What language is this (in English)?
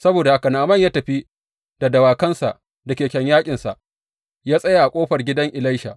Hausa